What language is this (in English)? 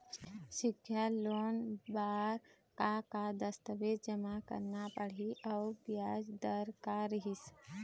Chhattisgarhi